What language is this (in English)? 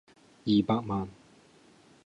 Cantonese